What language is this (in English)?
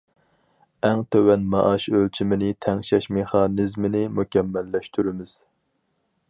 Uyghur